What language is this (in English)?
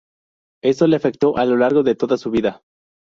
Spanish